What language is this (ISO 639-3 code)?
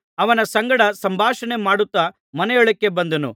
kan